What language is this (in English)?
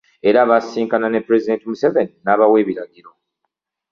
Ganda